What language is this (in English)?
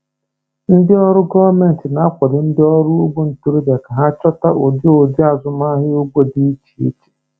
Igbo